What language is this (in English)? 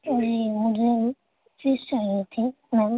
Urdu